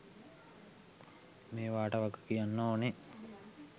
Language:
Sinhala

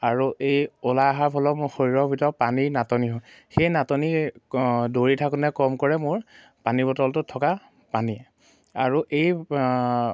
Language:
Assamese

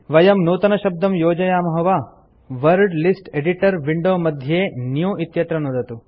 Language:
Sanskrit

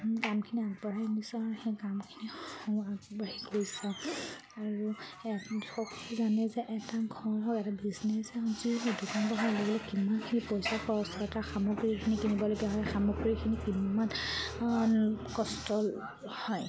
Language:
Assamese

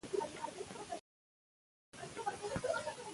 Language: Pashto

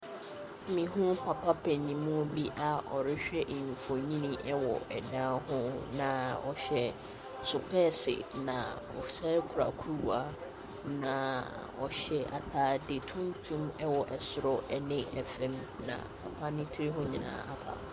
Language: Akan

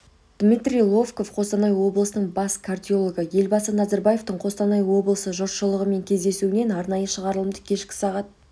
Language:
Kazakh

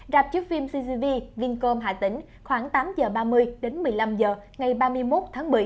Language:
Vietnamese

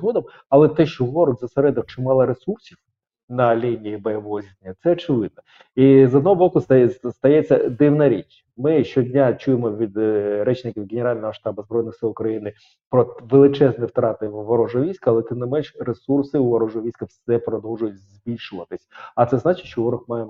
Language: Ukrainian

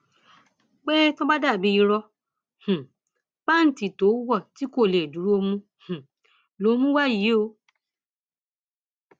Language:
Yoruba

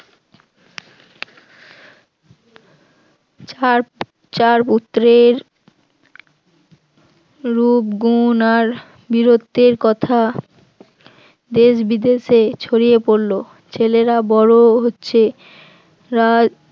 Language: Bangla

